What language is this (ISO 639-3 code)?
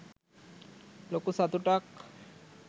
sin